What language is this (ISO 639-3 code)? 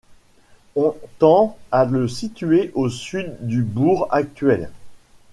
fra